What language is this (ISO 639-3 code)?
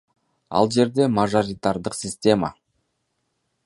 kir